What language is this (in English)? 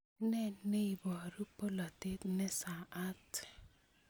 Kalenjin